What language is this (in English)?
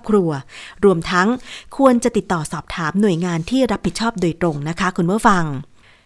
Thai